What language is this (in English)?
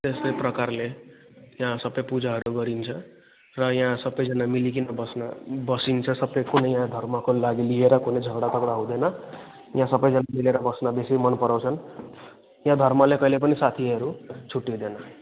Nepali